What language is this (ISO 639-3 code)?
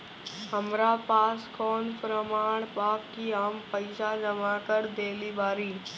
bho